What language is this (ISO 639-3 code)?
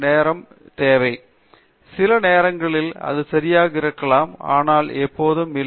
tam